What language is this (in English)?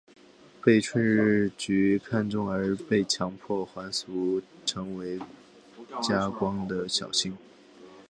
Chinese